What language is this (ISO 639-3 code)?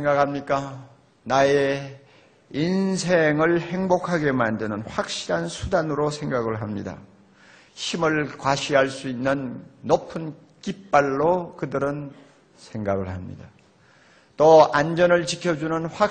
kor